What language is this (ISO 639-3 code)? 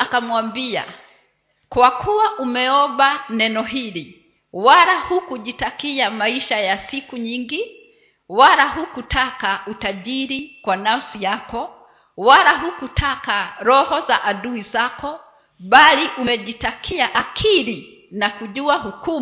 swa